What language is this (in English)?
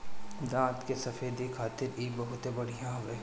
Bhojpuri